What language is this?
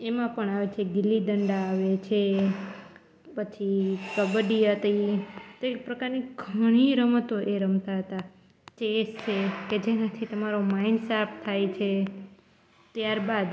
Gujarati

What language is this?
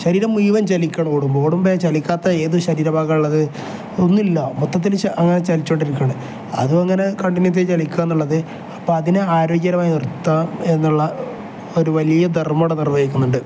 Malayalam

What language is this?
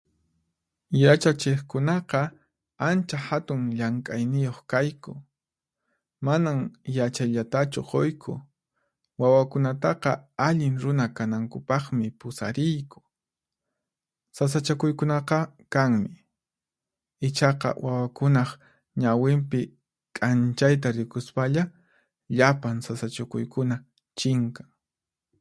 Puno Quechua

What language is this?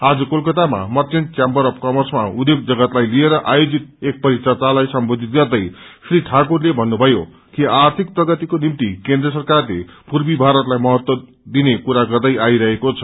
Nepali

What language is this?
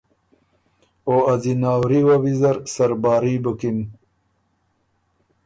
Ormuri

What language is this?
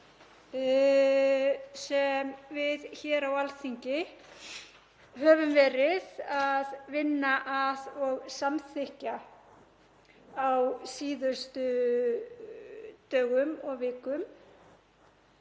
Icelandic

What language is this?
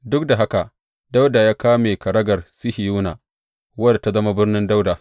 Hausa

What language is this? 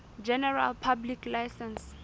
Southern Sotho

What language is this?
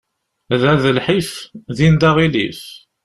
Kabyle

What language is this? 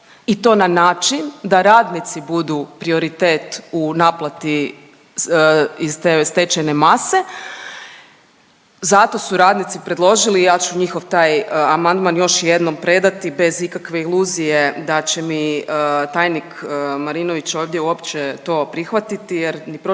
Croatian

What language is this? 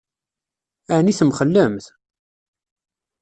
Kabyle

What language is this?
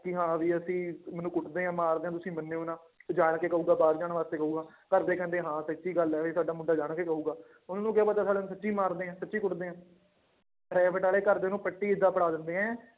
Punjabi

